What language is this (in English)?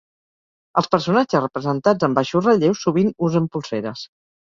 Catalan